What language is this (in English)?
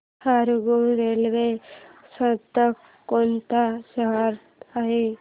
Marathi